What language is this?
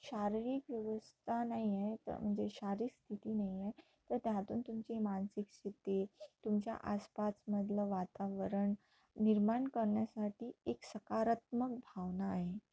Marathi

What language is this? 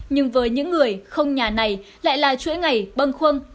Vietnamese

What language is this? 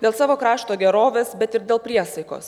Lithuanian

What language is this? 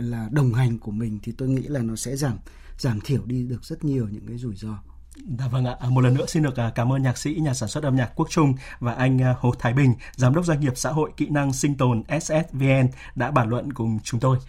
Vietnamese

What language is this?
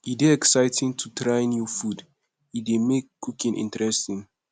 Nigerian Pidgin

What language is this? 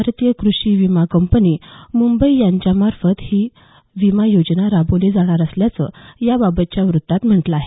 Marathi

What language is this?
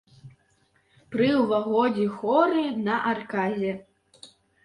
Belarusian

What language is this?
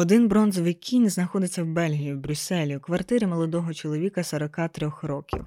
Ukrainian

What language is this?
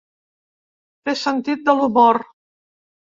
Catalan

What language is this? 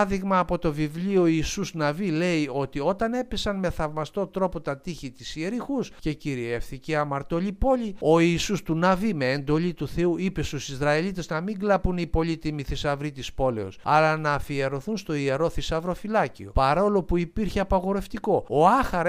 Greek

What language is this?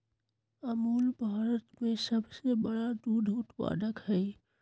Magahi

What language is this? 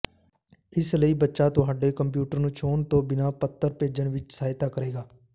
Punjabi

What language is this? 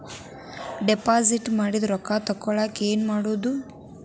Kannada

